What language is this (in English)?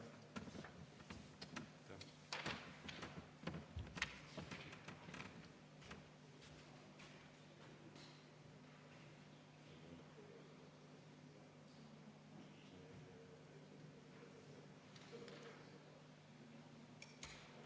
Estonian